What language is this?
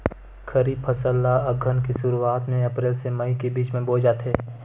Chhattisgarhi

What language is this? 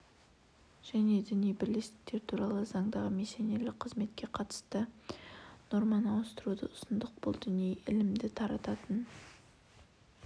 Kazakh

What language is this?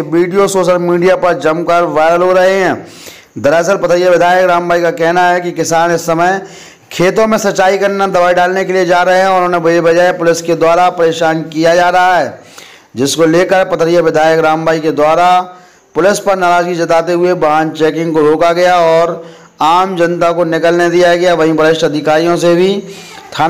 Hindi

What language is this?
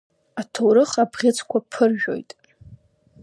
Abkhazian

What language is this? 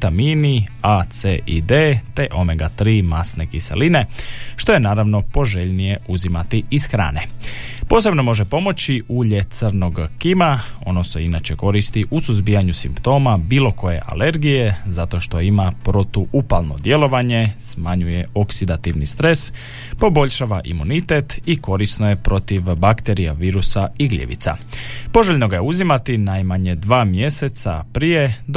Croatian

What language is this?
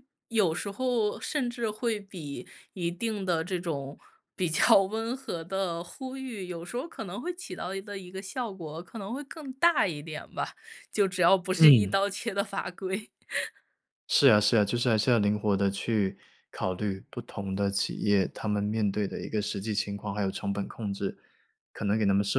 Chinese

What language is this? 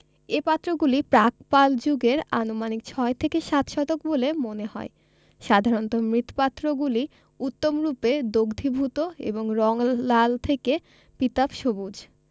Bangla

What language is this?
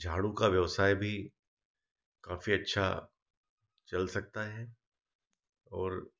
Hindi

